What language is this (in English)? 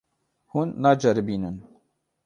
Kurdish